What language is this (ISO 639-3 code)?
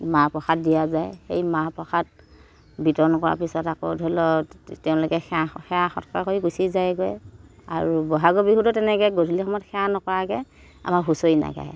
asm